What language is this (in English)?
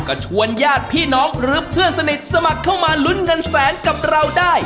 Thai